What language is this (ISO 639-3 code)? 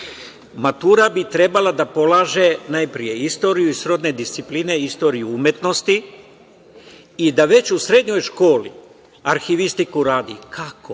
srp